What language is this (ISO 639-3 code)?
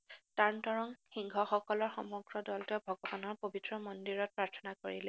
asm